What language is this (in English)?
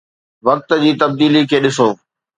Sindhi